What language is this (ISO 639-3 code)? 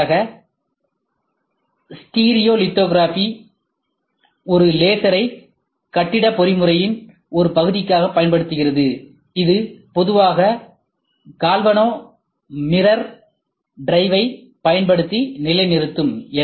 tam